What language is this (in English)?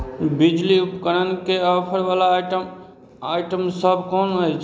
Maithili